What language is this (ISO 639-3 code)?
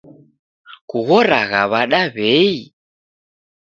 dav